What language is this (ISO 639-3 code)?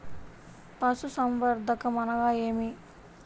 tel